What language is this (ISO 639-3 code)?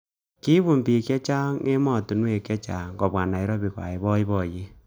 kln